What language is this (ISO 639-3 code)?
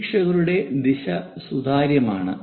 mal